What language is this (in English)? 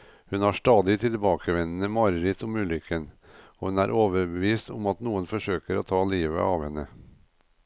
Norwegian